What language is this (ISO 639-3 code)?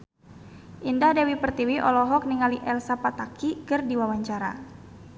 sun